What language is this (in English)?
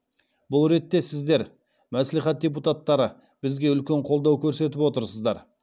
Kazakh